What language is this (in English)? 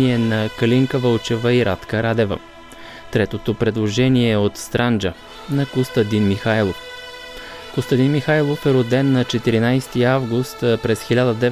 Bulgarian